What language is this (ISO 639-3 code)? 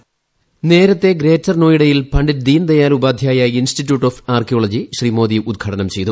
mal